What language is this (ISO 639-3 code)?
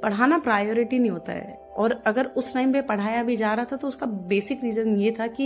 hin